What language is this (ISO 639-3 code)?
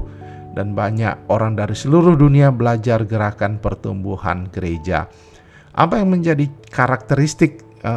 ind